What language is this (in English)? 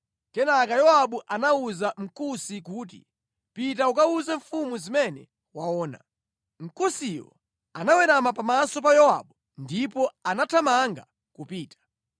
Nyanja